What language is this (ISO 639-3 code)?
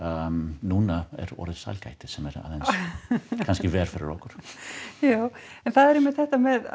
isl